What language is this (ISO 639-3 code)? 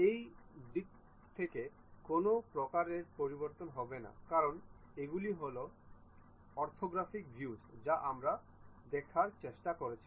ben